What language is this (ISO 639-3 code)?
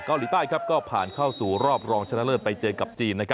tha